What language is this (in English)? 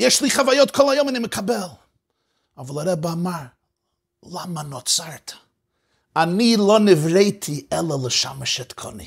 Hebrew